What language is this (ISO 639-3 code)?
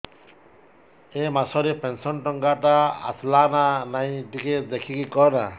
ori